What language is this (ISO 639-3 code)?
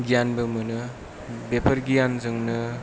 brx